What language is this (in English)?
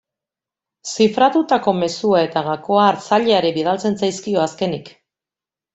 Basque